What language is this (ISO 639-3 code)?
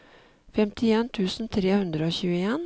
nor